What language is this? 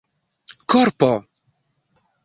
Esperanto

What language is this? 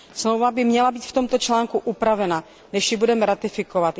Czech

